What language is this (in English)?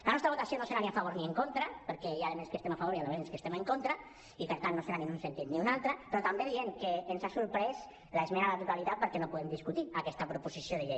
Catalan